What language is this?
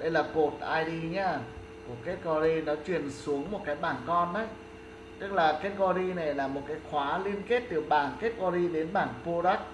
Vietnamese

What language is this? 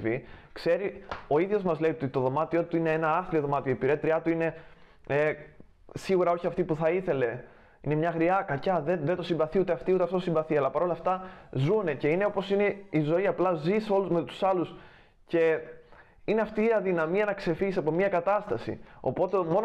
Greek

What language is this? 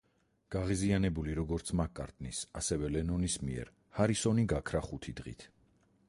Georgian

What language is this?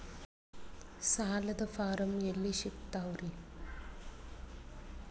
Kannada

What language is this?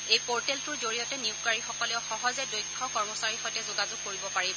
Assamese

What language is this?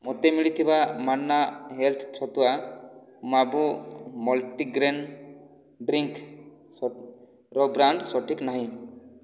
Odia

